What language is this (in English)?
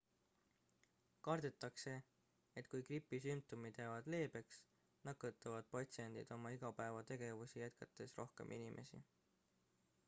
Estonian